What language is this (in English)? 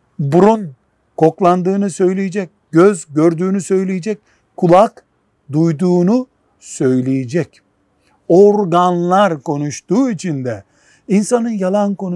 Turkish